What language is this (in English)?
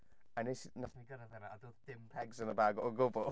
Welsh